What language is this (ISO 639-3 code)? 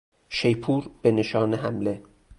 fas